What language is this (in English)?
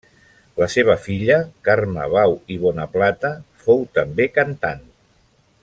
Catalan